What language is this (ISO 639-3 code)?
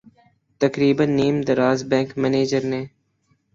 urd